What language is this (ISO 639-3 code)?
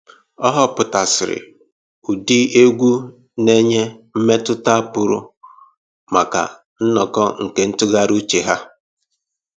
ibo